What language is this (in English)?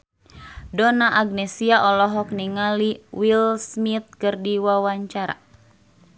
Sundanese